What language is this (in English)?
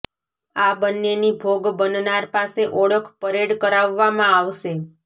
Gujarati